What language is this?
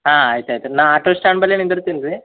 Kannada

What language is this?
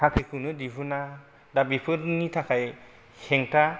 Bodo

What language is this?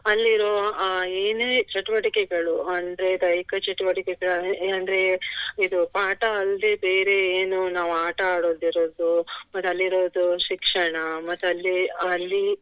Kannada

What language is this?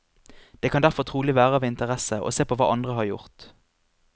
Norwegian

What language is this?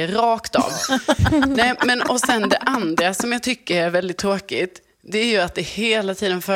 Swedish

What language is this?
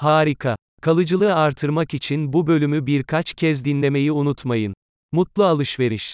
Turkish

